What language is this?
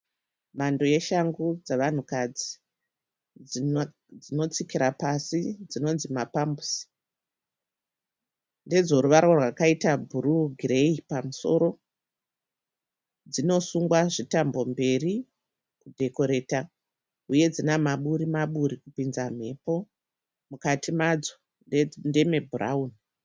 Shona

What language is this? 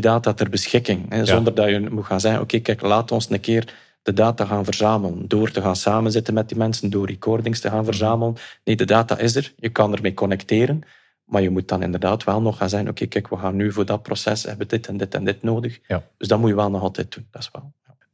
Dutch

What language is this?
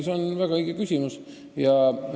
Estonian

